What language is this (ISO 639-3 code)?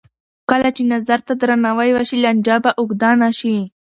pus